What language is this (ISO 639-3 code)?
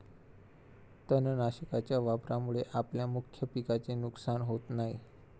mar